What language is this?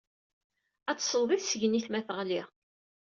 Kabyle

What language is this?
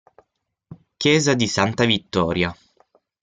Italian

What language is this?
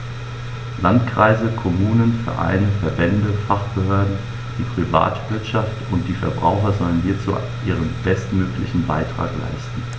German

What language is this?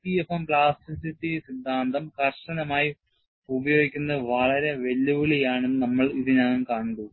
Malayalam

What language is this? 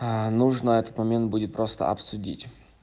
Russian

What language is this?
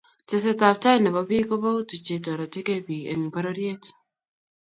Kalenjin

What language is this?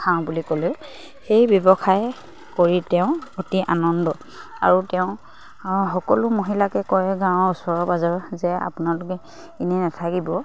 Assamese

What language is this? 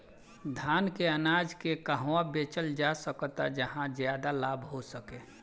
Bhojpuri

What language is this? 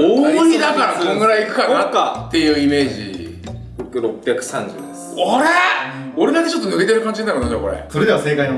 Japanese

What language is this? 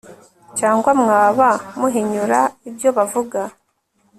Kinyarwanda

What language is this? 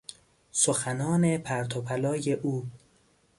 Persian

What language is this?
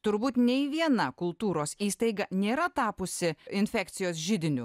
Lithuanian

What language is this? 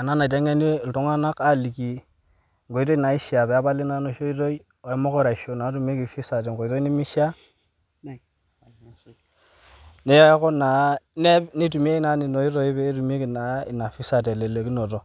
Masai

